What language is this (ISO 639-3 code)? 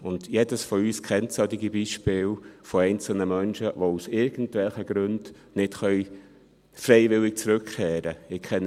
gsw